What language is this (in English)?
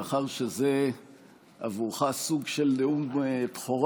Hebrew